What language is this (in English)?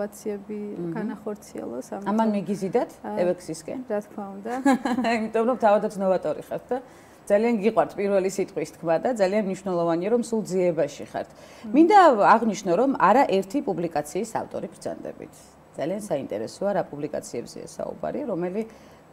Romanian